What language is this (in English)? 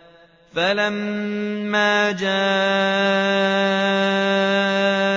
Arabic